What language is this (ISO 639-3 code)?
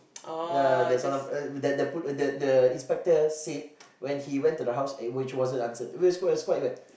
eng